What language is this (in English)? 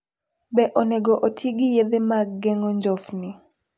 Luo (Kenya and Tanzania)